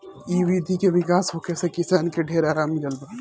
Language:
Bhojpuri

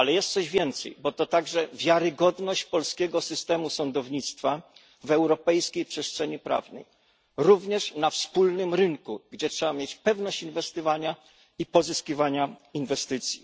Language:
Polish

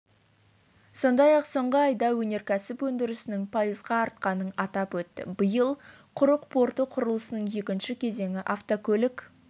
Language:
Kazakh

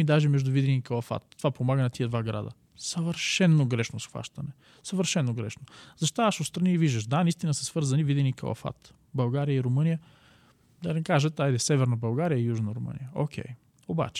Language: Bulgarian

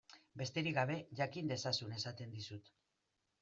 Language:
Basque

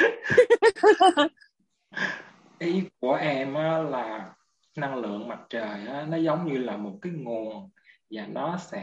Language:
Vietnamese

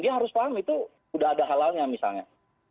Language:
Indonesian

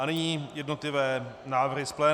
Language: Czech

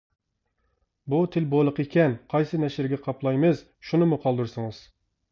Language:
Uyghur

